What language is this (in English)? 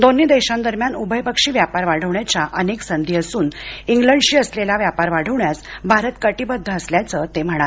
Marathi